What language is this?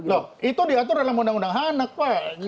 Indonesian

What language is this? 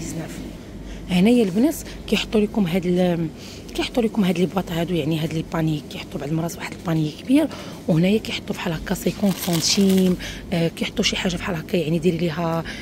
Arabic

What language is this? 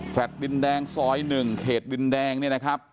Thai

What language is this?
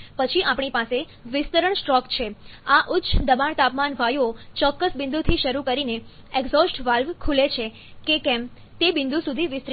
Gujarati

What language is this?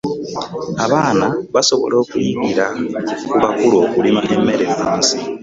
Ganda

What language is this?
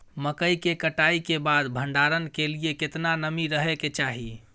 Maithili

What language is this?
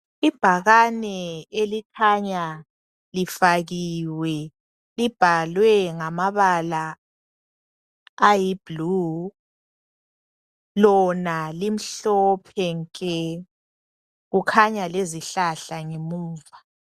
North Ndebele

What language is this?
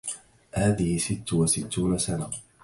Arabic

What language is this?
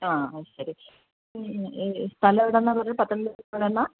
Malayalam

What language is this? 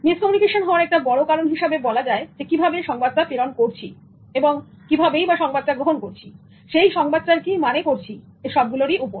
Bangla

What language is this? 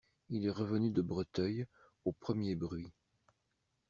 French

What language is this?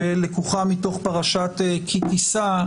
Hebrew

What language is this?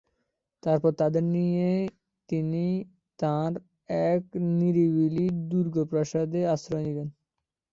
Bangla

